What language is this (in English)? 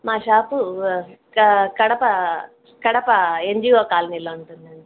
Telugu